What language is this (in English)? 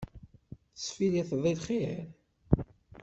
Kabyle